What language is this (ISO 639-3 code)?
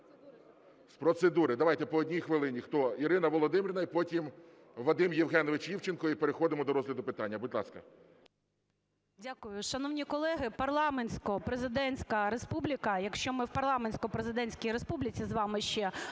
ukr